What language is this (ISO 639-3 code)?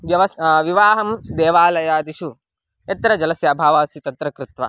san